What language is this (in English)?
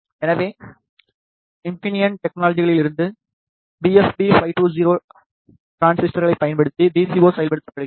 Tamil